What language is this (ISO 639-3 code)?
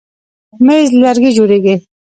pus